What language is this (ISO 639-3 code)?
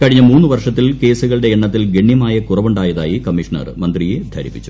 mal